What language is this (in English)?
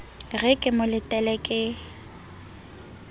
Southern Sotho